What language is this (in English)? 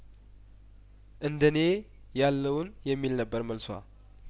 Amharic